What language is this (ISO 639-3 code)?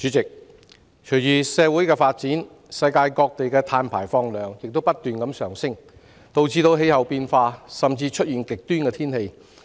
yue